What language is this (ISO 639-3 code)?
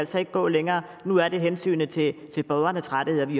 dan